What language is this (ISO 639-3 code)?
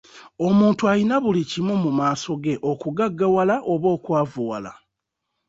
lug